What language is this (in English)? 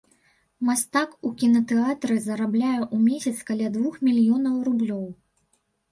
Belarusian